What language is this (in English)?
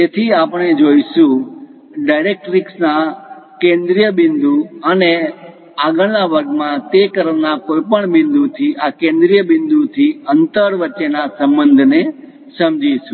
Gujarati